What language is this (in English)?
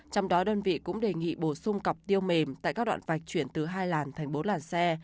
Vietnamese